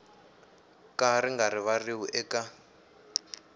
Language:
Tsonga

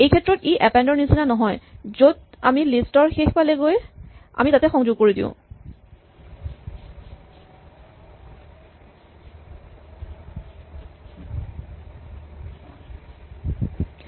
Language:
Assamese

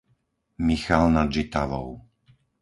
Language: Slovak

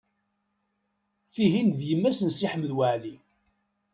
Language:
Kabyle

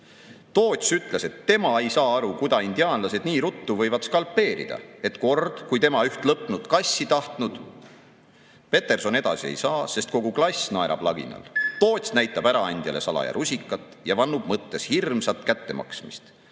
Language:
Estonian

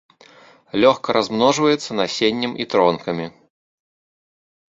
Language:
Belarusian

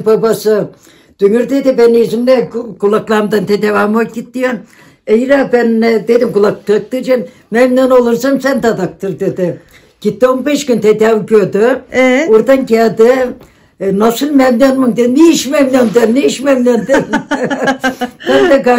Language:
Turkish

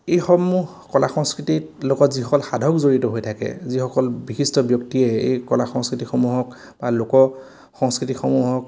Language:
Assamese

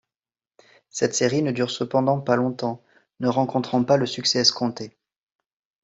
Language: French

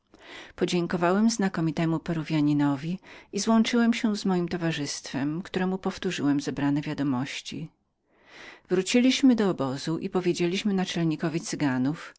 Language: Polish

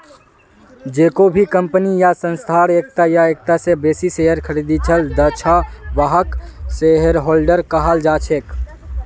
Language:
Magahi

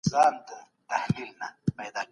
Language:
Pashto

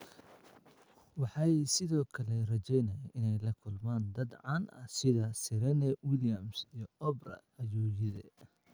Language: Somali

